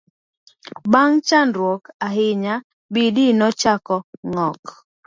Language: Luo (Kenya and Tanzania)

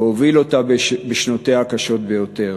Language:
Hebrew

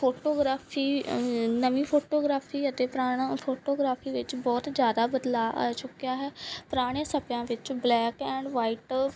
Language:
Punjabi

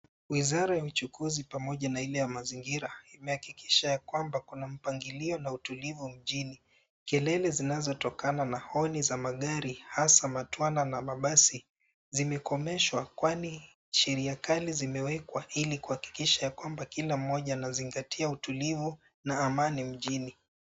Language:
Swahili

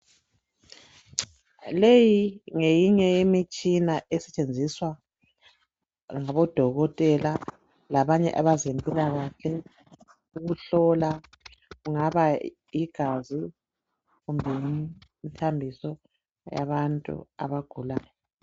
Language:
North Ndebele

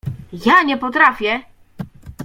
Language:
Polish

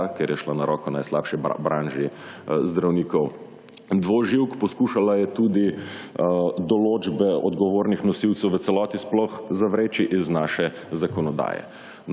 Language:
Slovenian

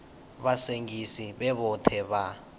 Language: Venda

